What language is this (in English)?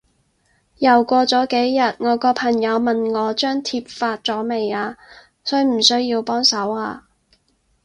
Cantonese